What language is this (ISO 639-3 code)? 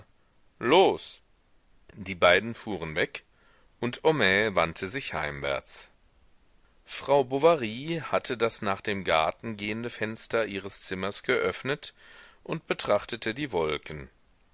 deu